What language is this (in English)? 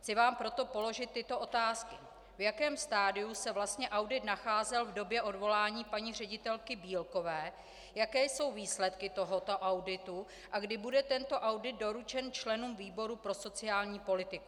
Czech